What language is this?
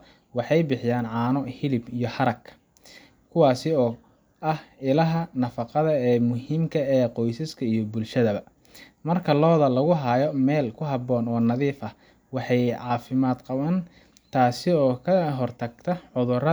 Somali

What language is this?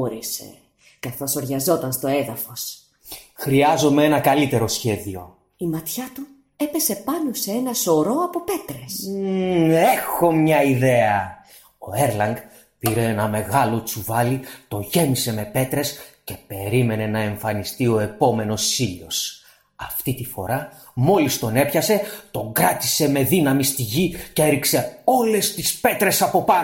Greek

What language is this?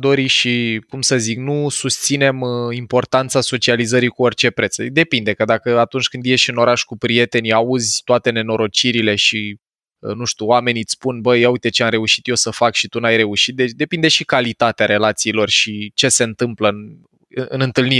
Romanian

